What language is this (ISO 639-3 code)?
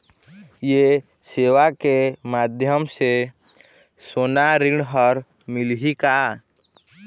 hne